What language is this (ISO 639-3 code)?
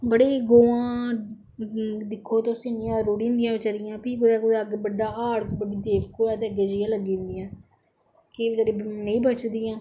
doi